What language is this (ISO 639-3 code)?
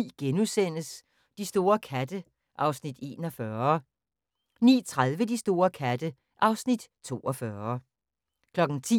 dan